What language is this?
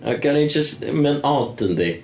Welsh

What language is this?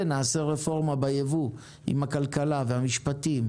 Hebrew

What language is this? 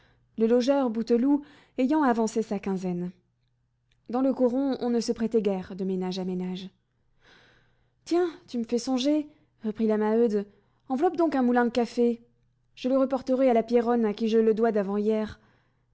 French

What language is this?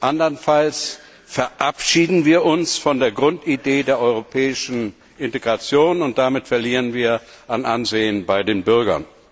German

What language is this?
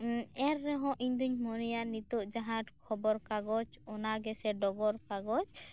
Santali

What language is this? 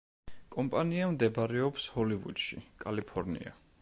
Georgian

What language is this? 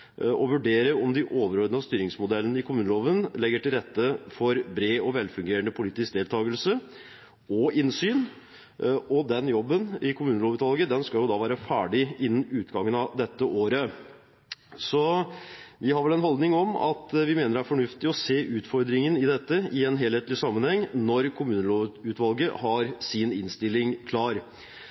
Norwegian Bokmål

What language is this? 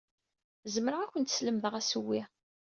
Kabyle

